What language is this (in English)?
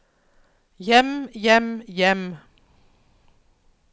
Norwegian